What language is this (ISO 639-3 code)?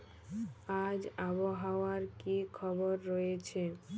ben